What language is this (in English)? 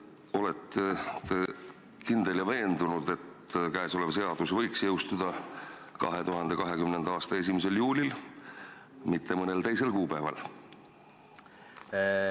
Estonian